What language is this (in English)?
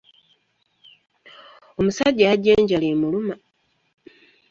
Ganda